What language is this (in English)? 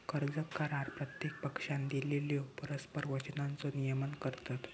Marathi